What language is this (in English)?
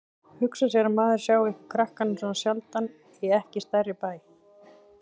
Icelandic